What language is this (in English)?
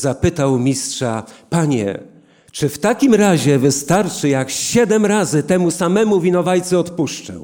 Polish